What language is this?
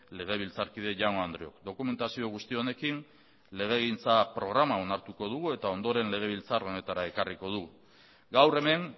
Basque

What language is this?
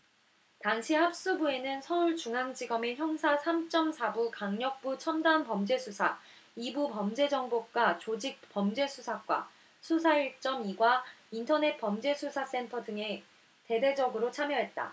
Korean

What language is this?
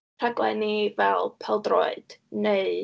Welsh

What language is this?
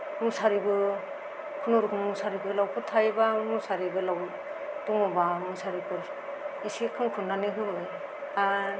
Bodo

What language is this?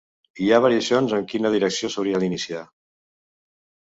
Catalan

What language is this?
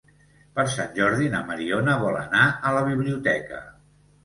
Catalan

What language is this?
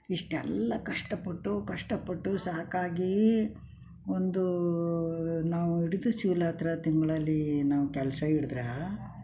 Kannada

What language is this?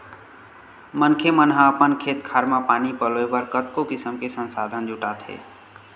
Chhattisgarhi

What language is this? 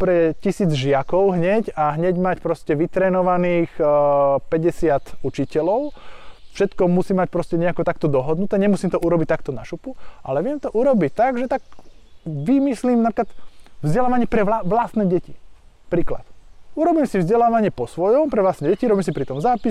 Slovak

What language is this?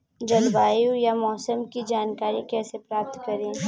Hindi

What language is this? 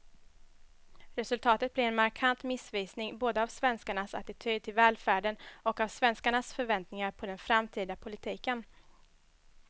Swedish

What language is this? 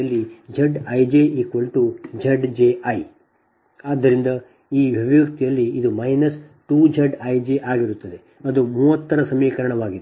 Kannada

